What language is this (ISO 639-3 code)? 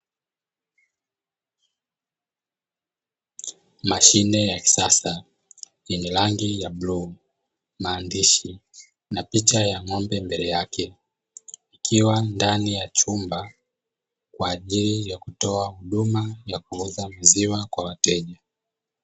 swa